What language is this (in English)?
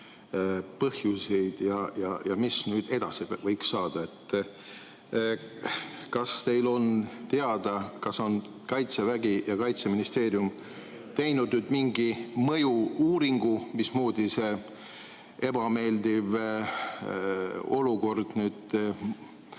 Estonian